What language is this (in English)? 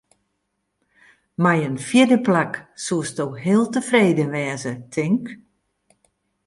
Western Frisian